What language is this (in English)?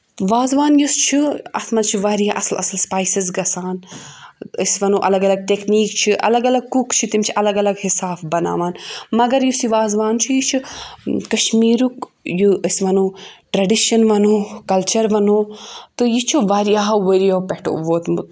Kashmiri